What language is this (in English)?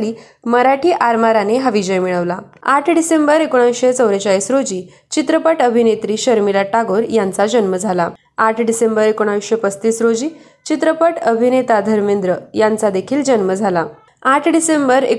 Marathi